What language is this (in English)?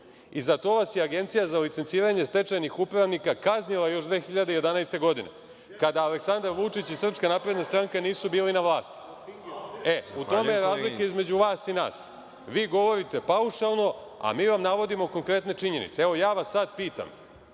Serbian